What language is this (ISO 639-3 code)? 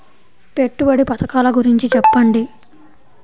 tel